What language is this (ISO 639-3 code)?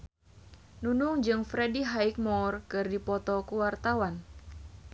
sun